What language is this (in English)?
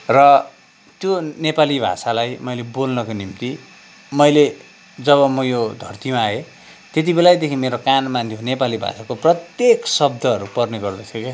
Nepali